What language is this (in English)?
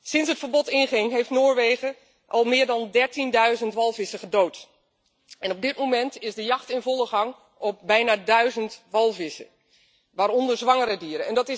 Dutch